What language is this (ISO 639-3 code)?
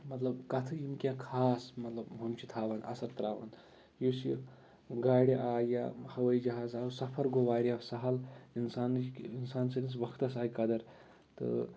kas